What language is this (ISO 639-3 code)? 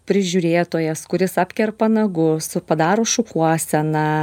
lit